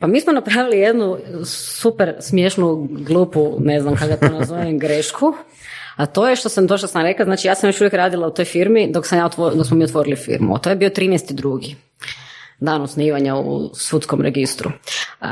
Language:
Croatian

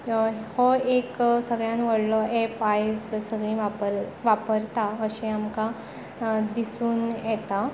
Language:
Konkani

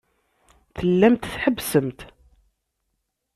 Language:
Kabyle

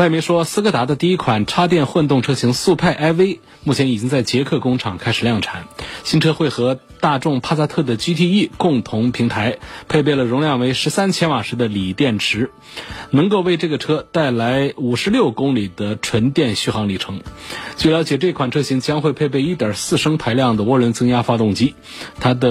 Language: Chinese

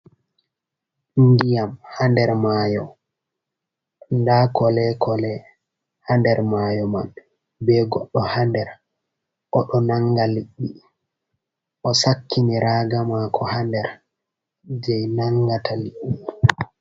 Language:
Fula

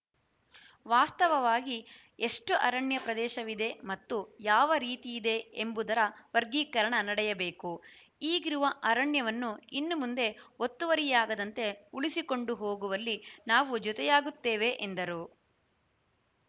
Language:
Kannada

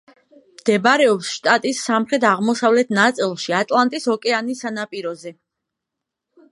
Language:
Georgian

